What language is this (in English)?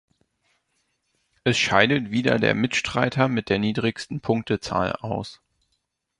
German